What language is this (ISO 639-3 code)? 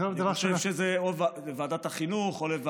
heb